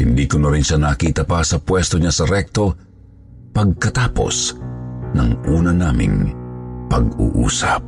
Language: Filipino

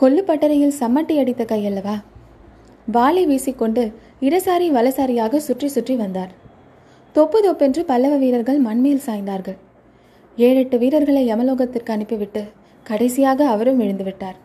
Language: Tamil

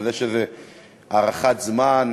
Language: Hebrew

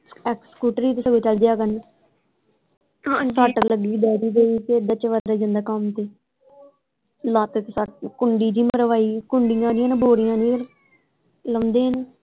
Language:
Punjabi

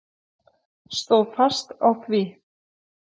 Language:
Icelandic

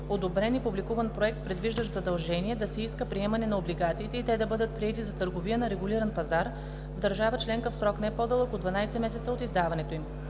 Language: Bulgarian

